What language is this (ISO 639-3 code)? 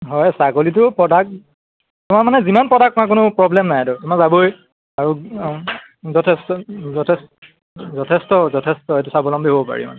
asm